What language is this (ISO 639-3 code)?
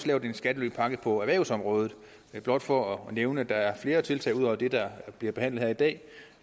dan